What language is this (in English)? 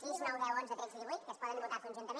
Catalan